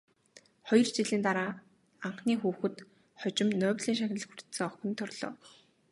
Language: Mongolian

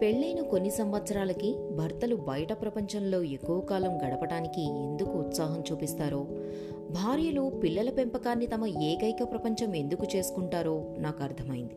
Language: Telugu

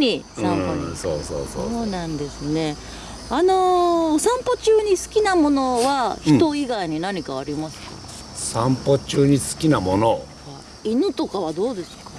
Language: Japanese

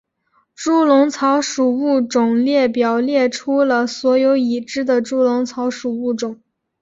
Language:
Chinese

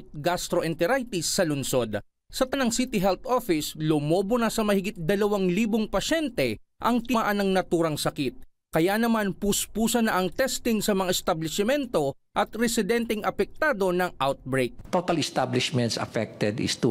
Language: Filipino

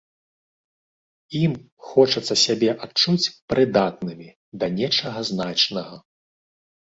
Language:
Belarusian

